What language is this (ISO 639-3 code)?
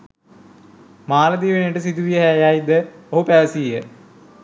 sin